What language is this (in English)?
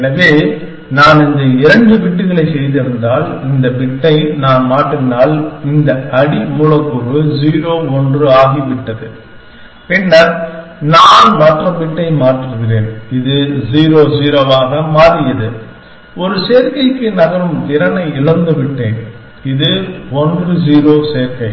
Tamil